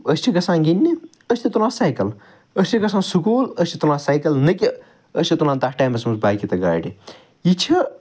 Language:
Kashmiri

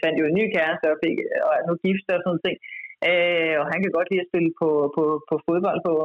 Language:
Danish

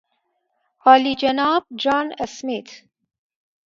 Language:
Persian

